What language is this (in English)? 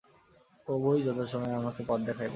Bangla